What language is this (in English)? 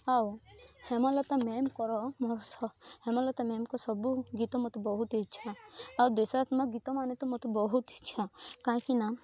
Odia